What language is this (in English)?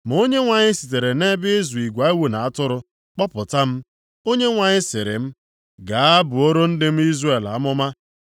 Igbo